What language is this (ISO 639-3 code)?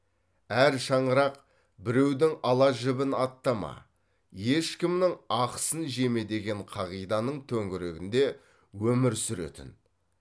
kaz